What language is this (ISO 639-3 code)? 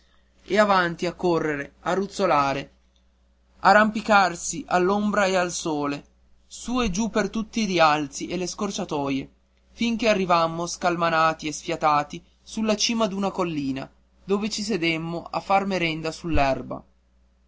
ita